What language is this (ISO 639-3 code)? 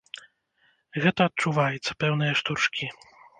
bel